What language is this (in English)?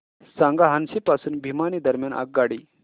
Marathi